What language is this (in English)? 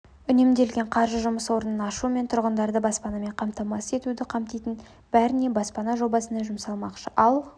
Kazakh